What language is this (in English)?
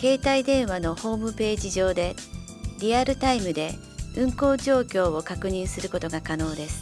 Japanese